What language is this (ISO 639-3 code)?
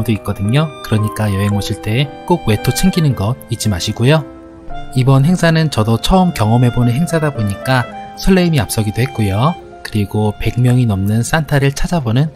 kor